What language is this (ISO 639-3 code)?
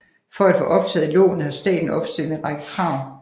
dan